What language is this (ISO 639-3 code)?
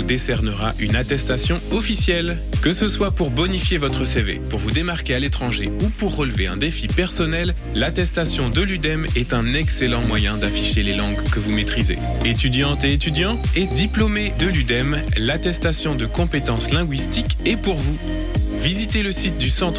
fra